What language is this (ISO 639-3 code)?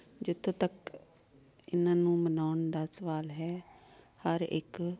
pan